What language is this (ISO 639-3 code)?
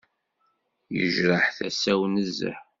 kab